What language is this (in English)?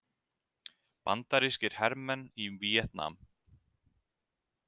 Icelandic